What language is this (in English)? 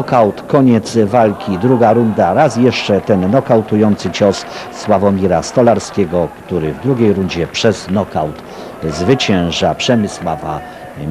Polish